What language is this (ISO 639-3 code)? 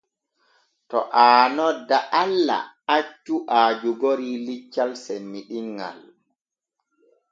fue